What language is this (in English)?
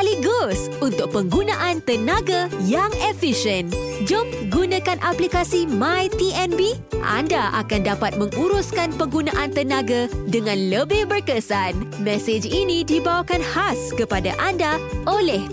Malay